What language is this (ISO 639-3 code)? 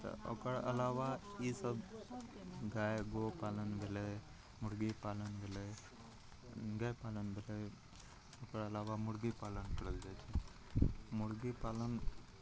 mai